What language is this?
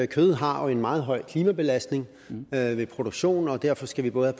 Danish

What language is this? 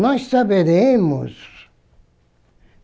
Portuguese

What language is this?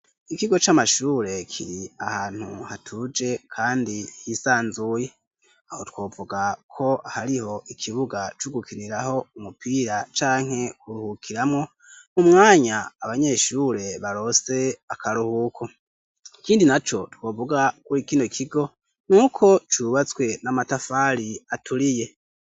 Rundi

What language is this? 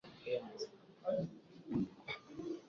Swahili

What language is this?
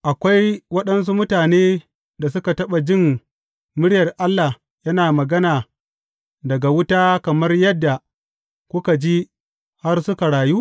Hausa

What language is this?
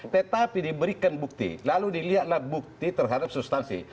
Indonesian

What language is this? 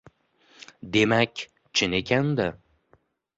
Uzbek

